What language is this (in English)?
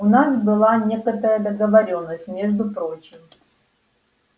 Russian